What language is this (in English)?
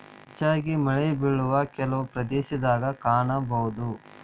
Kannada